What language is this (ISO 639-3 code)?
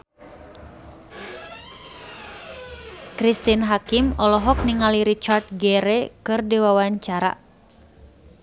sun